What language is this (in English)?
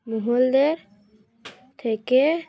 Bangla